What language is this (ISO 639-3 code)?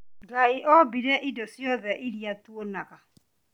kik